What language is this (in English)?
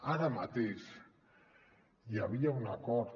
Catalan